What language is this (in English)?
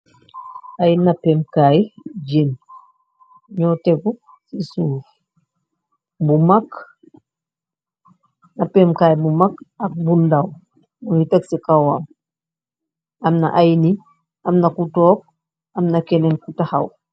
Wolof